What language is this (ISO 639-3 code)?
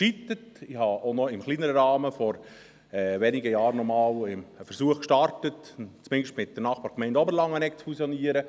gsw